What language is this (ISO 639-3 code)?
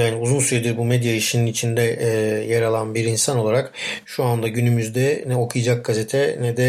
tur